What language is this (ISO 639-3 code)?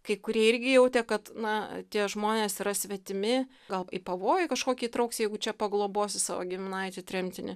lit